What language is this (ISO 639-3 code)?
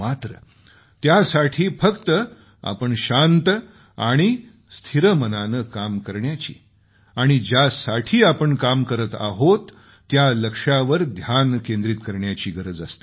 mar